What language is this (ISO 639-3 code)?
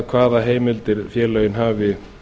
isl